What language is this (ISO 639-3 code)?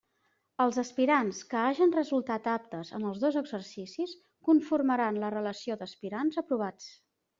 cat